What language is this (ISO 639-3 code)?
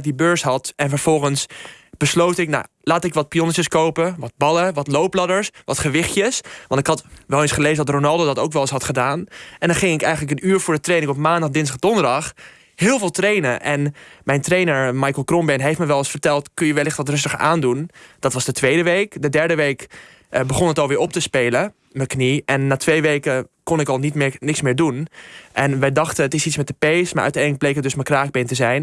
nld